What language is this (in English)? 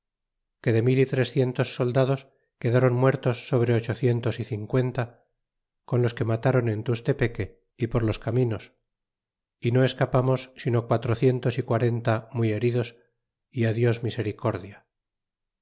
Spanish